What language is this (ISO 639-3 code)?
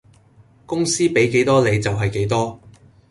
yue